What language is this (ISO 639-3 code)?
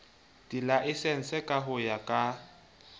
sot